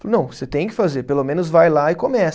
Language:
Portuguese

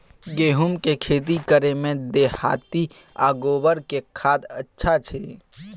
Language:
Maithili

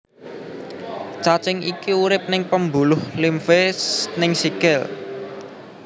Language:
Javanese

